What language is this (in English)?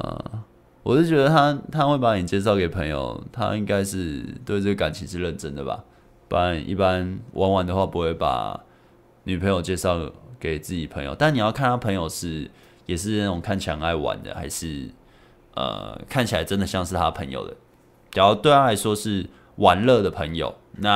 Chinese